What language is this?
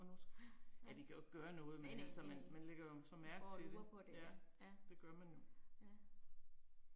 Danish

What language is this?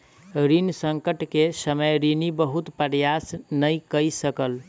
Maithili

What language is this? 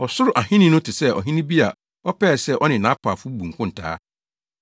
Akan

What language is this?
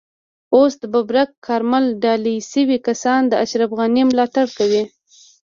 Pashto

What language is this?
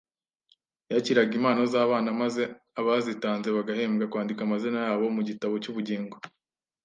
Kinyarwanda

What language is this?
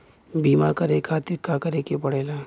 Bhojpuri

